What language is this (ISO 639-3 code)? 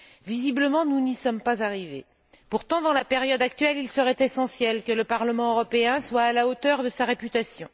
fra